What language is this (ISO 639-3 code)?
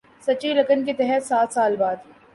urd